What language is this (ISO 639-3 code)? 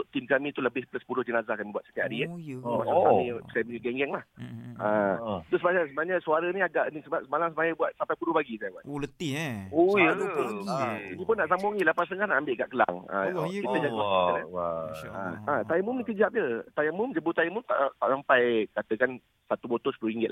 msa